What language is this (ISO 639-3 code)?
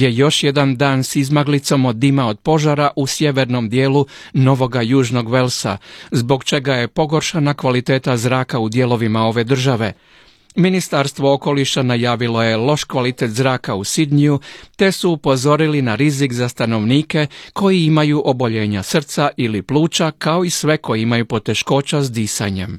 hrv